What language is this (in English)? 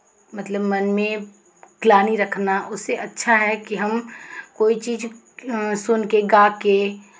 Hindi